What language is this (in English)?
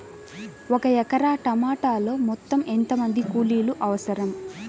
Telugu